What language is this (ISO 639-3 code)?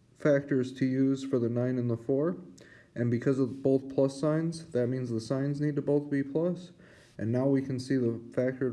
eng